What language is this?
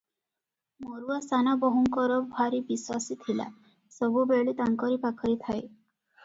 Odia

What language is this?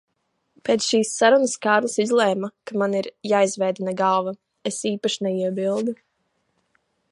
Latvian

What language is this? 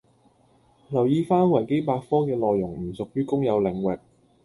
Cantonese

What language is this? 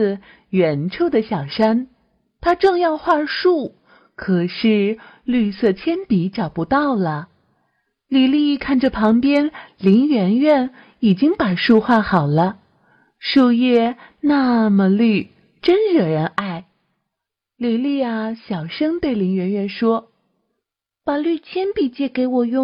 Chinese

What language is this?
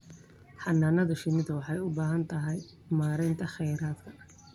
Somali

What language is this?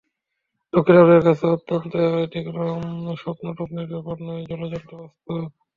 Bangla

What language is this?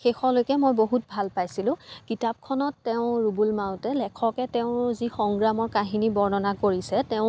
Assamese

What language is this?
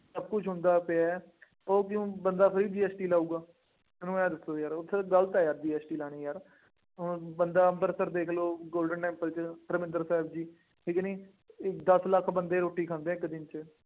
Punjabi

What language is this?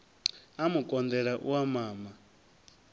Venda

